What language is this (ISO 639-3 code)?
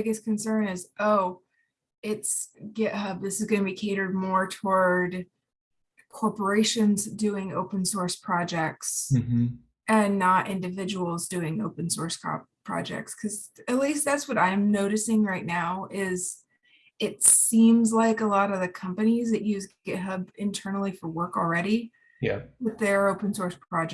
eng